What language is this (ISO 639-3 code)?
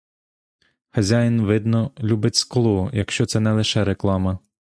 ukr